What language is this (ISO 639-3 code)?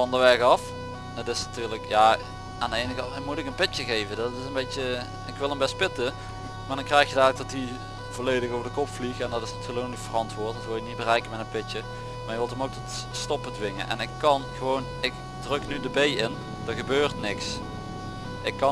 nld